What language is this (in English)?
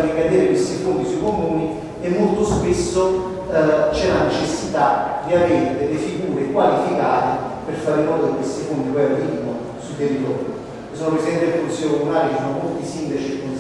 Italian